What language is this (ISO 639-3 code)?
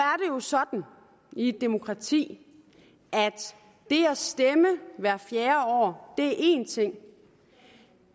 dan